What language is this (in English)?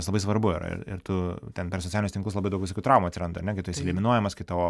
Lithuanian